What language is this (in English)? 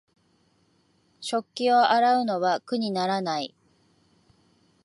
Japanese